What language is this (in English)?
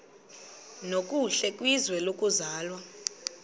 Xhosa